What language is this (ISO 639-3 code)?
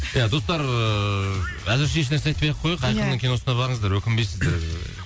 kaz